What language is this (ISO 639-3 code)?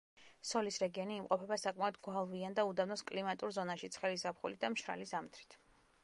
kat